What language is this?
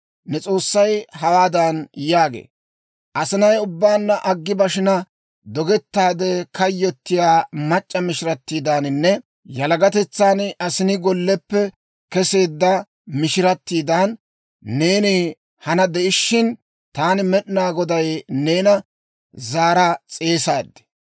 Dawro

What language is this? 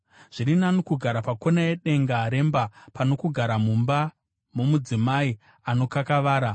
Shona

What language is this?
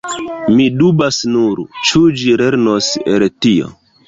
Esperanto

